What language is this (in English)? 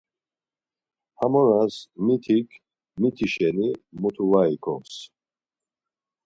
Laz